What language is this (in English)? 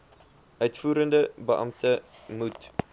Afrikaans